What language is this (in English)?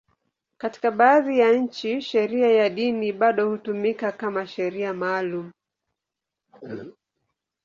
Swahili